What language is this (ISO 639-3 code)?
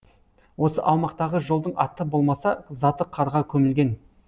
kaz